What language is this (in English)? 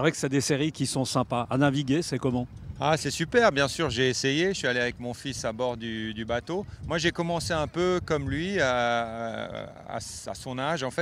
French